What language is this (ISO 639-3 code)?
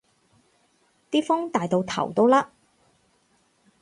yue